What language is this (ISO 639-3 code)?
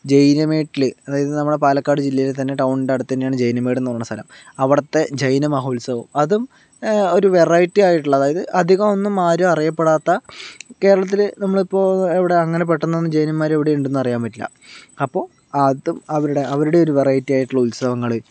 mal